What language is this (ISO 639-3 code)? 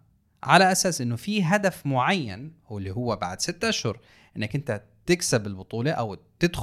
ara